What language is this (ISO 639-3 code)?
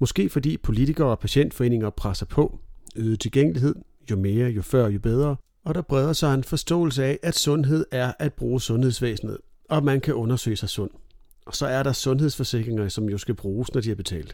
dan